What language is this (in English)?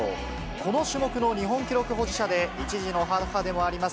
Japanese